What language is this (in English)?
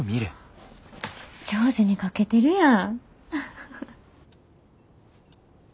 Japanese